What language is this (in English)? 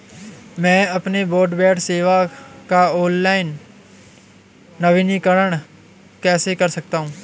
Hindi